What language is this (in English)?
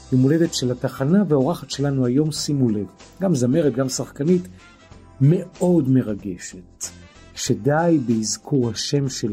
Hebrew